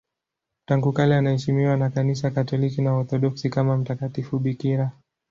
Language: Swahili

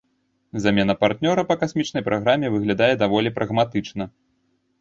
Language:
Belarusian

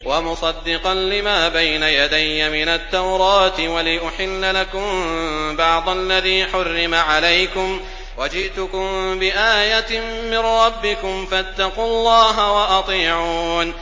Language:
Arabic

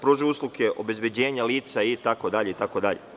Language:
Serbian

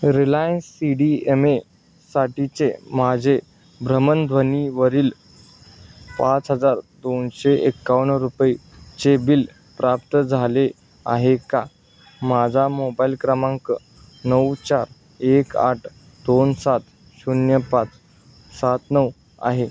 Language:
Marathi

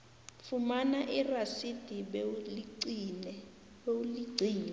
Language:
South Ndebele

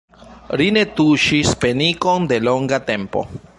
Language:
Esperanto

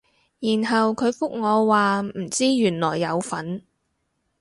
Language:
Cantonese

